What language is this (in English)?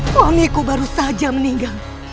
Indonesian